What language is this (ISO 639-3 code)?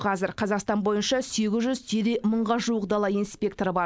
kaz